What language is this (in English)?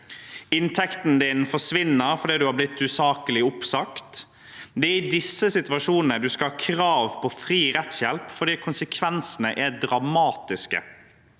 Norwegian